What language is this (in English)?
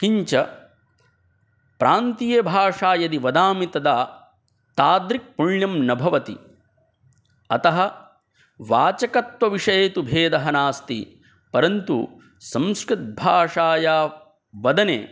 Sanskrit